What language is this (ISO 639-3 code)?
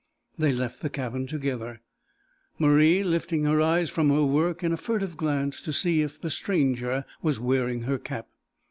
eng